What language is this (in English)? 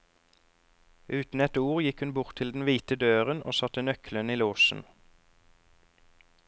Norwegian